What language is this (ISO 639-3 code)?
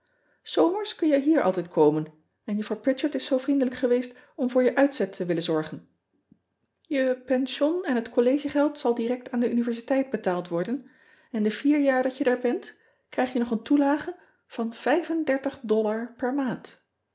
nld